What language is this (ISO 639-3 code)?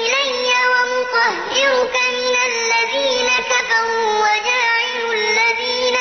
ara